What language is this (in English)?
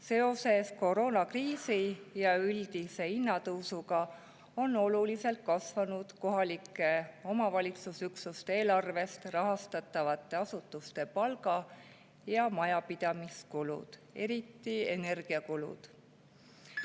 Estonian